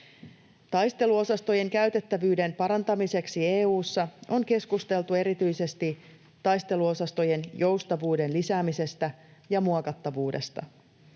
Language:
Finnish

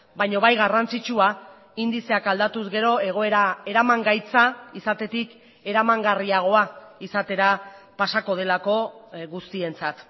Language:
Basque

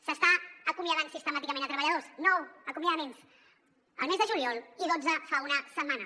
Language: Catalan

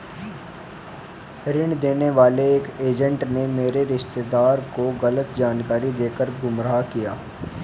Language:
Hindi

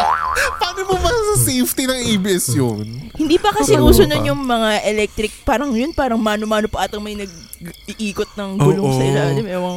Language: Filipino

